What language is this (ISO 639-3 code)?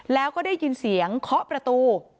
tha